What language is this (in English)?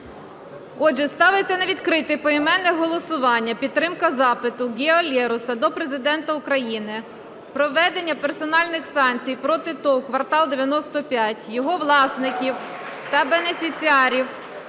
Ukrainian